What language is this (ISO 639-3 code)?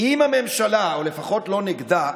heb